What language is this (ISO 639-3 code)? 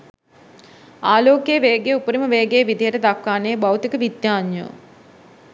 sin